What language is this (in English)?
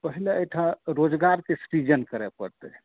Maithili